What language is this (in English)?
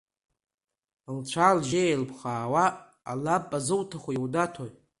Abkhazian